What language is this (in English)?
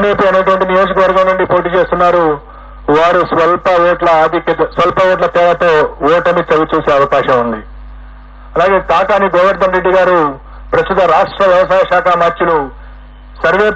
Telugu